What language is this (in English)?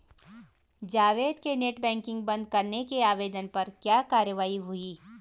Hindi